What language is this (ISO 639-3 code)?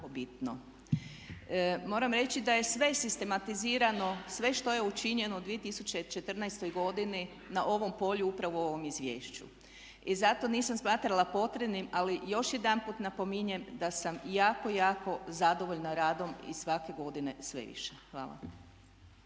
hrv